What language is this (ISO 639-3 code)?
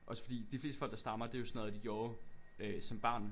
dan